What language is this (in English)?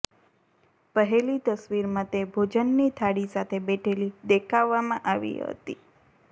Gujarati